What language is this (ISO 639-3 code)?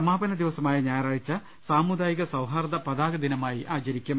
mal